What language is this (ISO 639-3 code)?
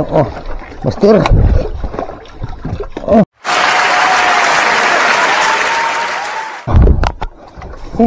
fil